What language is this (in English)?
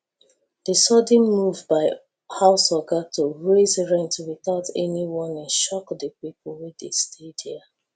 Nigerian Pidgin